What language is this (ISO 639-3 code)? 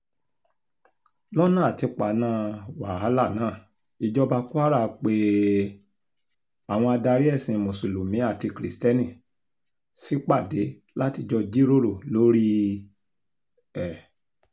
yor